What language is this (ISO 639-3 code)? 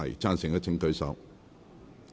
yue